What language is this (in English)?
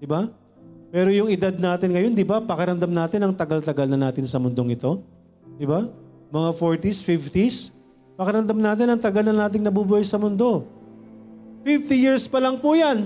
Filipino